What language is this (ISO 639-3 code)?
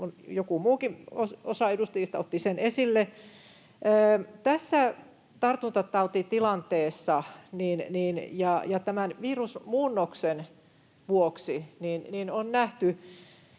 fin